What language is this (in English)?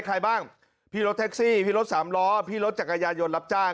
Thai